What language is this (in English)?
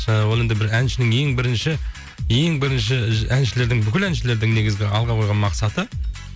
Kazakh